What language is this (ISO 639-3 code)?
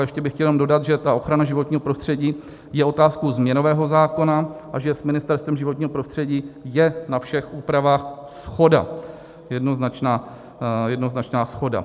ces